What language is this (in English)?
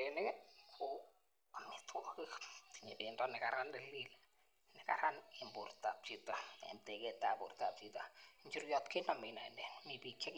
Kalenjin